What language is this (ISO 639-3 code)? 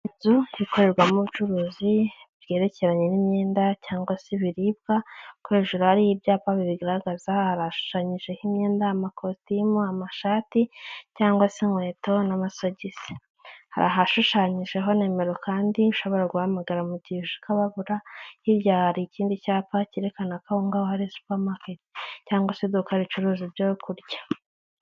kin